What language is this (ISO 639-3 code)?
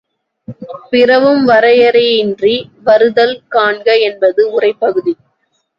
tam